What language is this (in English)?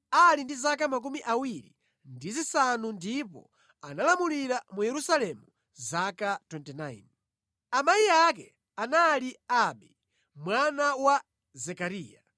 Nyanja